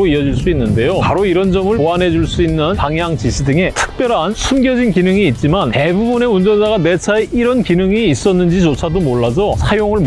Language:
Korean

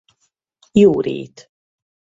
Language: Hungarian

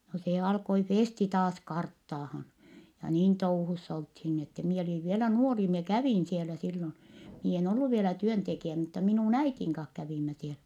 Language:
Finnish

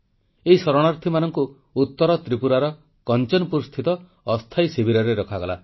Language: Odia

